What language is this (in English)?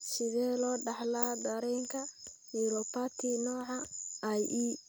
Somali